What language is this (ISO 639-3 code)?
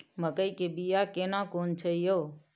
mai